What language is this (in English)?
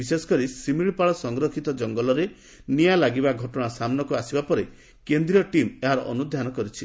Odia